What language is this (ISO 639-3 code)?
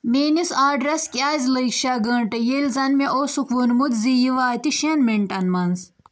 kas